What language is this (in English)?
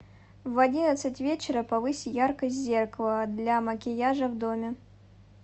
Russian